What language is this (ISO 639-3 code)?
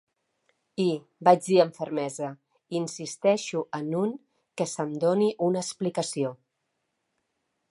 cat